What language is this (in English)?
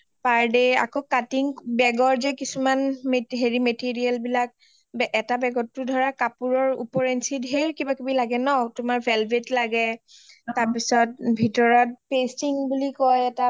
Assamese